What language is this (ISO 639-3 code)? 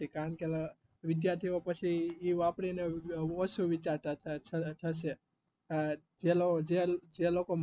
guj